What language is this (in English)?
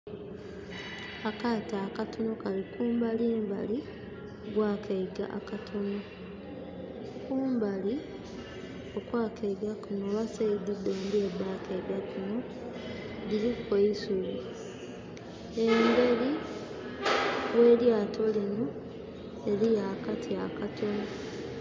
Soga